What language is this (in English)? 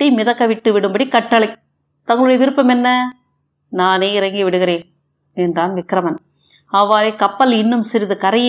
Tamil